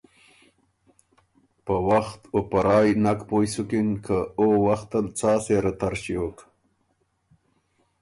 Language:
Ormuri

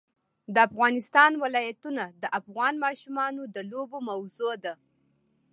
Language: Pashto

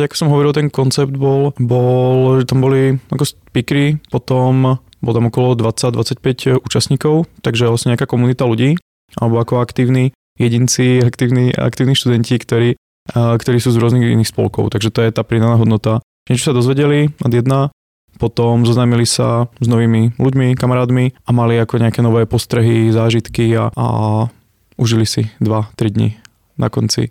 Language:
Czech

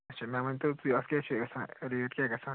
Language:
Kashmiri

